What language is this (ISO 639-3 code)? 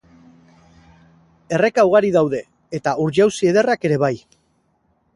eus